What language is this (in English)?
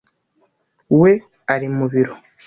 Kinyarwanda